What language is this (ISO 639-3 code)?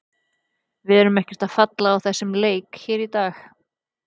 isl